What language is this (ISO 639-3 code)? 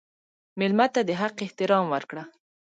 pus